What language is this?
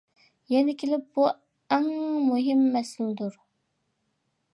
Uyghur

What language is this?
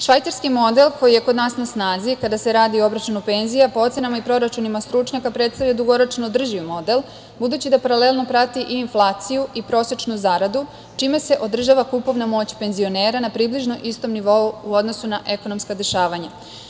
Serbian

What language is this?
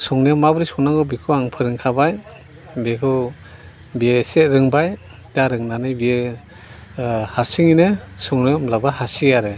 Bodo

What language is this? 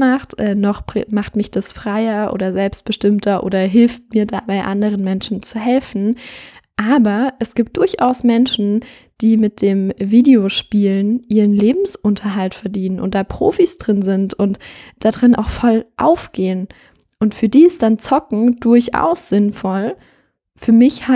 German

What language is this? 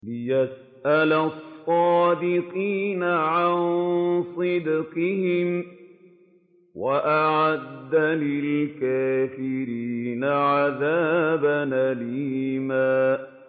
Arabic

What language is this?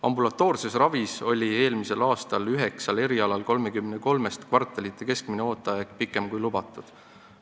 Estonian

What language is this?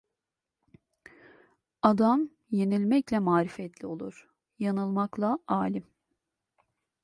Turkish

